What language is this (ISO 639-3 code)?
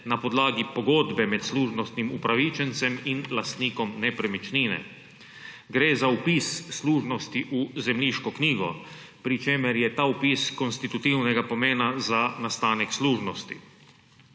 slv